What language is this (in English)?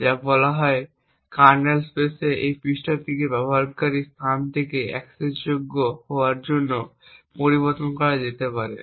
Bangla